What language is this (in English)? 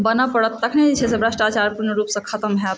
Maithili